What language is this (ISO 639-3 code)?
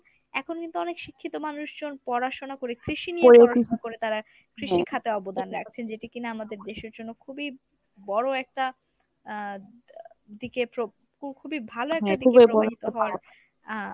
ben